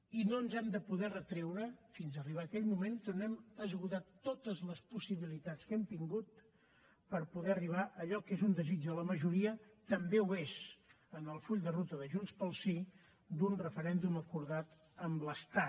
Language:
Catalan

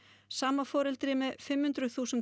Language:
Icelandic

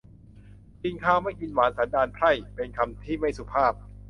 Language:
Thai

